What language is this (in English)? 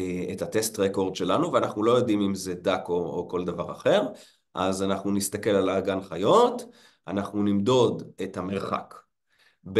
Hebrew